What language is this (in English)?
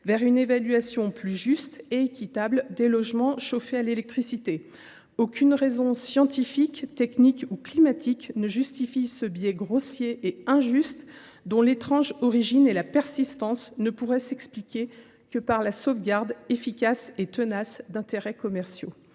French